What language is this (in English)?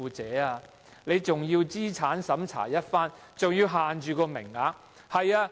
Cantonese